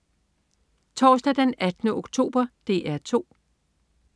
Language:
Danish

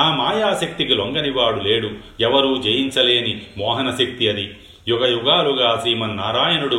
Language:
Telugu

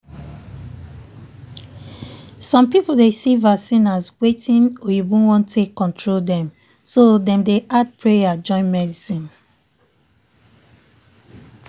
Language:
Nigerian Pidgin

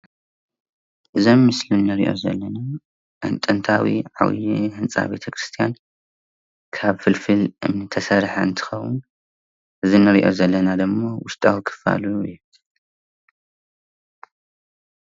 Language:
Tigrinya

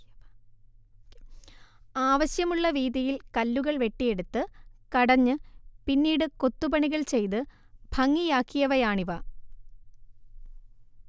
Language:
Malayalam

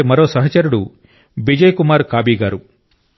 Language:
Telugu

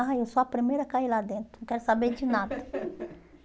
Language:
Portuguese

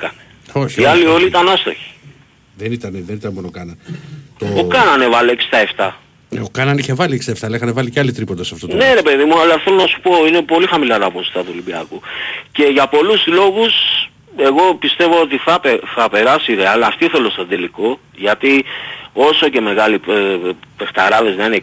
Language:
Greek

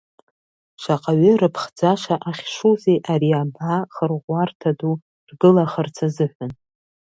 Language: Abkhazian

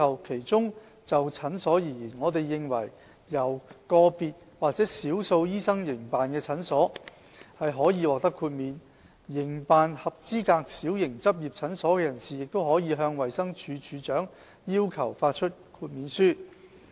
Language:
Cantonese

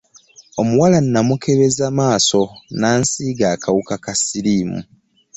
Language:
Ganda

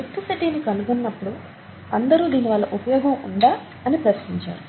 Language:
Telugu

